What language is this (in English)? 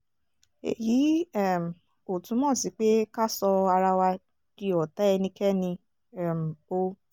Yoruba